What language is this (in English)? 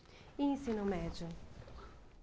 Portuguese